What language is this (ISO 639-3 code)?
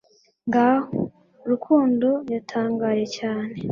kin